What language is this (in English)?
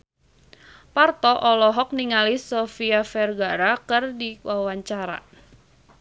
Sundanese